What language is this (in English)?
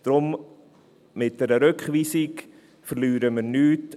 Swiss German